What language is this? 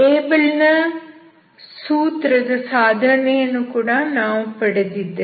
Kannada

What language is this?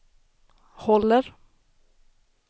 Swedish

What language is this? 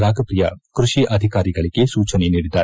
Kannada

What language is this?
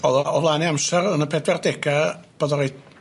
Welsh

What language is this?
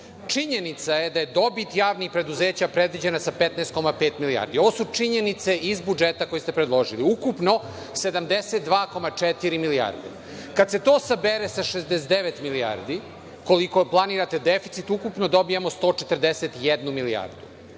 Serbian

